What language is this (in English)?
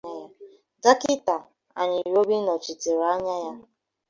Igbo